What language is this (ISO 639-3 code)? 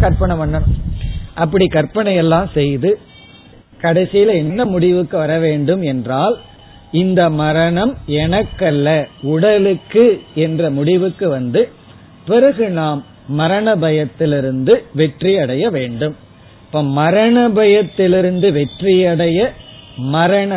tam